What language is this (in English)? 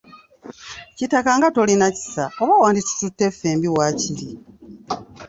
Ganda